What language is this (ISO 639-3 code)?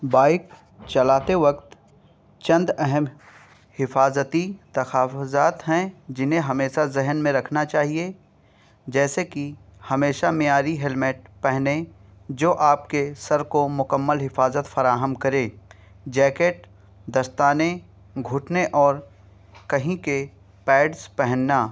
urd